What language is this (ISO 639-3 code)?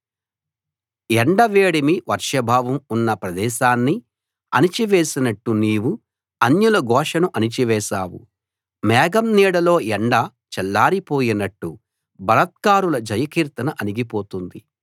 tel